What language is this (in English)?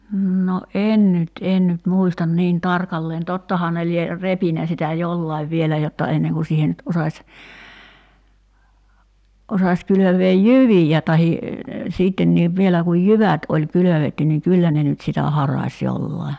Finnish